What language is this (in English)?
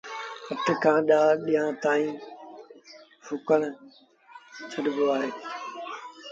Sindhi Bhil